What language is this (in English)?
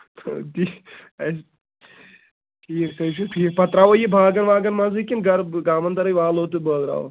Kashmiri